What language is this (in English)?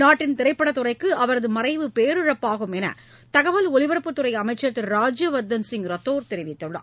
Tamil